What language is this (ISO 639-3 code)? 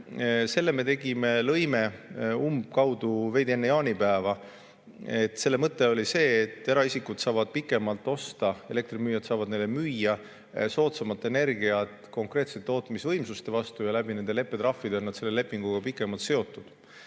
est